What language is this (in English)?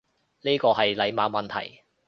Cantonese